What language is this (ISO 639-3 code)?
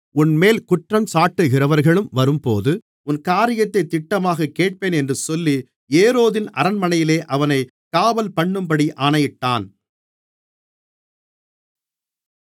tam